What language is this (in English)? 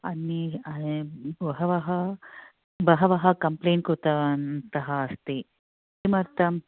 Sanskrit